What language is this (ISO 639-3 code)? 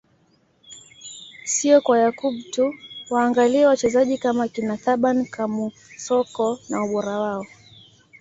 swa